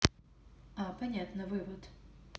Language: Russian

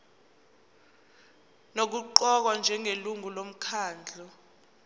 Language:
Zulu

